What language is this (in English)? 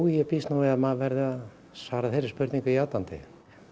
Icelandic